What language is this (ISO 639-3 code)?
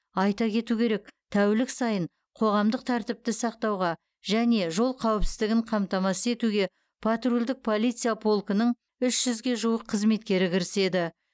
kaz